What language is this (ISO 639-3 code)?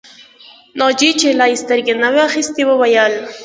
pus